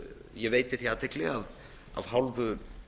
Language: Icelandic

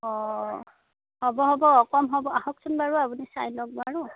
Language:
Assamese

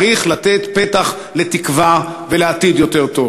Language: Hebrew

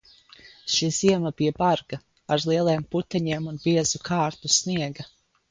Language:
Latvian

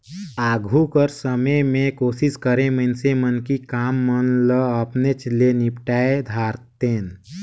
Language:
Chhattisgarhi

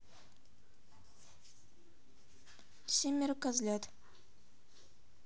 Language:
Russian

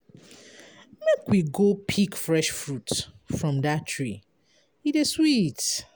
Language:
Nigerian Pidgin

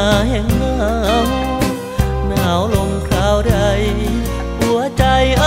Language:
Thai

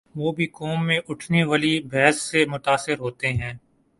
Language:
Urdu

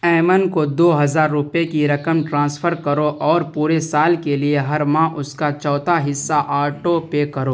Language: Urdu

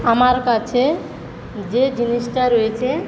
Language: Bangla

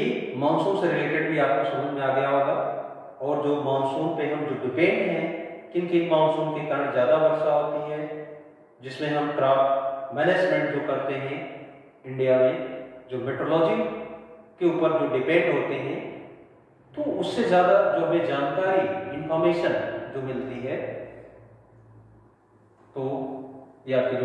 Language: Hindi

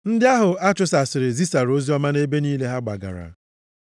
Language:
Igbo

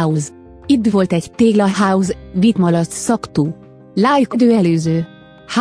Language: Hungarian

